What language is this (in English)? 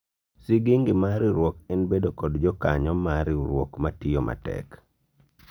Luo (Kenya and Tanzania)